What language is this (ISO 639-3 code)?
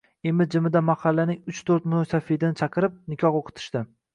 uzb